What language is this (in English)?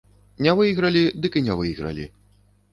Belarusian